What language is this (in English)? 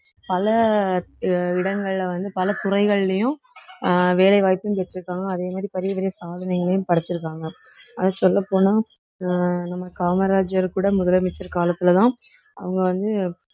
Tamil